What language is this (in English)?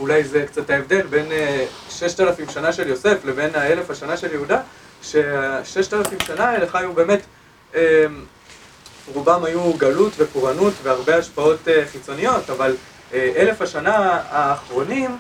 Hebrew